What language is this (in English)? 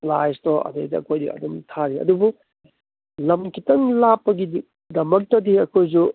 Manipuri